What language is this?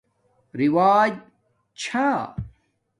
Domaaki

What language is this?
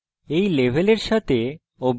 Bangla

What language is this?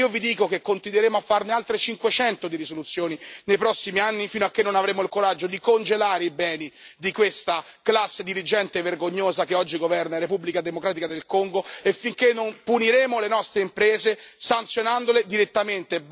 Italian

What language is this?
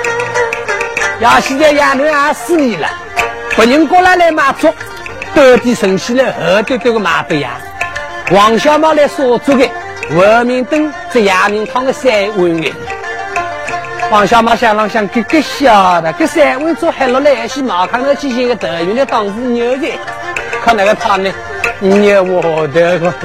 Chinese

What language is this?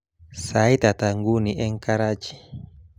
Kalenjin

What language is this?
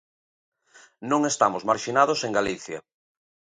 Galician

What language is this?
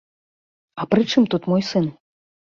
Belarusian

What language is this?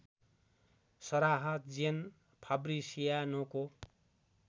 Nepali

